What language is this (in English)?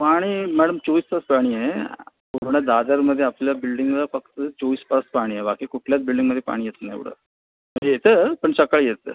Marathi